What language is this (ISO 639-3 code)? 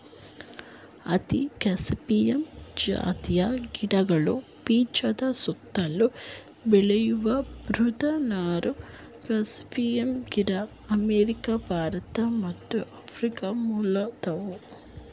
kan